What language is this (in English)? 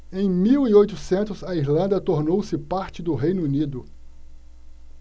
Portuguese